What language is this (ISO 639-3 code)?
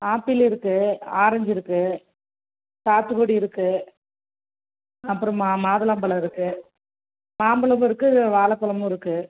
tam